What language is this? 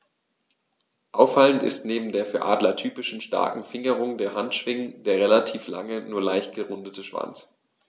German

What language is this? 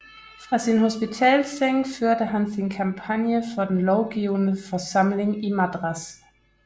Danish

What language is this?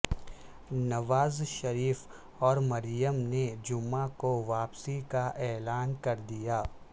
Urdu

